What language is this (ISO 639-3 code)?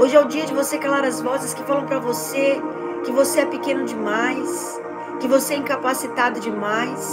por